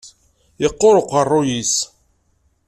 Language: Kabyle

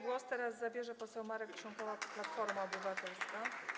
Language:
Polish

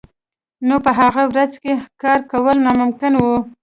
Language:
Pashto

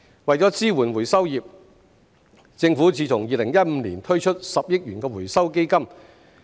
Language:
Cantonese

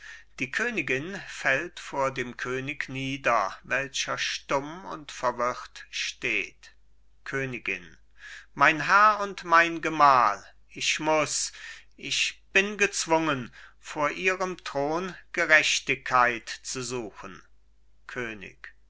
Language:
German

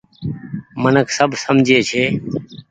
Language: Goaria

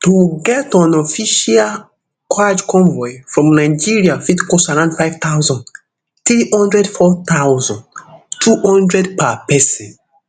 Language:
Nigerian Pidgin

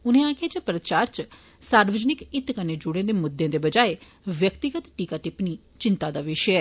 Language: Dogri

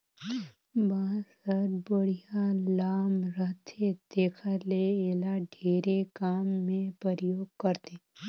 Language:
Chhattisgarhi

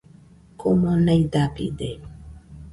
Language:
Nüpode Huitoto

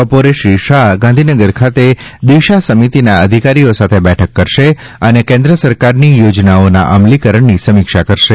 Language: Gujarati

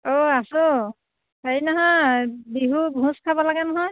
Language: Assamese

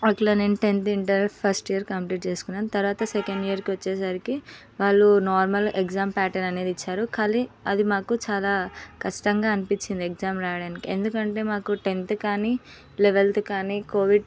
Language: Telugu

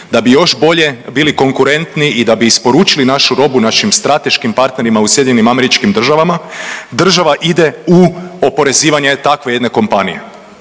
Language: Croatian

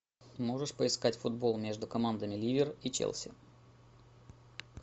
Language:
Russian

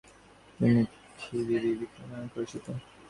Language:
Bangla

